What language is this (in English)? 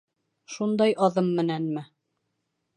Bashkir